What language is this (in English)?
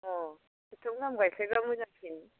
Bodo